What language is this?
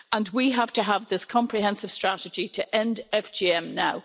English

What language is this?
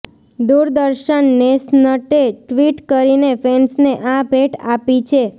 Gujarati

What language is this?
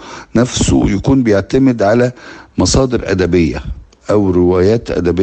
Arabic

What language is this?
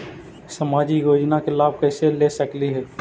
Magahi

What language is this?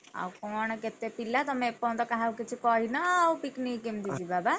Odia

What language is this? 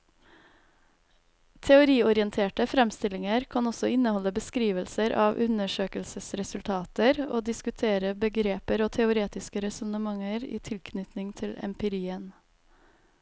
Norwegian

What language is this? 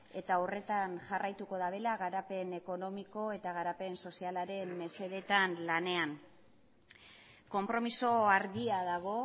Basque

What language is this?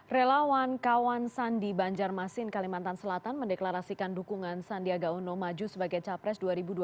Indonesian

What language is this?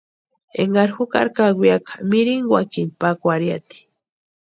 Western Highland Purepecha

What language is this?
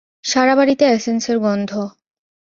Bangla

